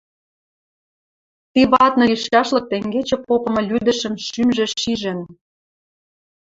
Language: Western Mari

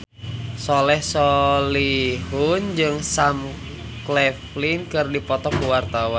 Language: Sundanese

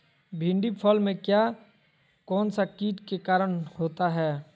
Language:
Magahi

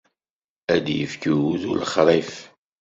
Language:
Kabyle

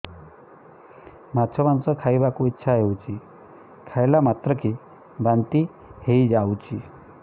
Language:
Odia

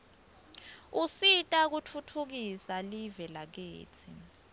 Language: Swati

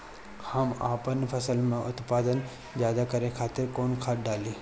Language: Bhojpuri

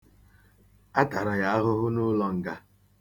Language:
Igbo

